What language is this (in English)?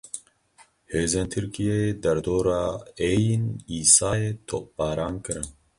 Kurdish